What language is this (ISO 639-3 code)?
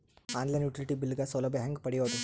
kan